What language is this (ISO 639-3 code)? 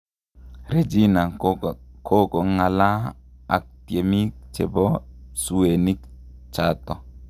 kln